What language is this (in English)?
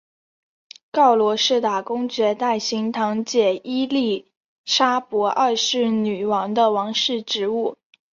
Chinese